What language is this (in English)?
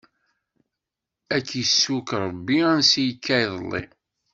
Kabyle